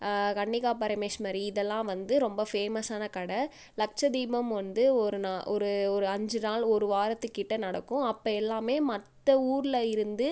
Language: Tamil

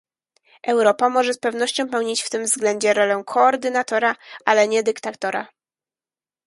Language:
Polish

